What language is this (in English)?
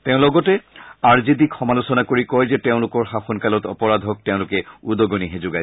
Assamese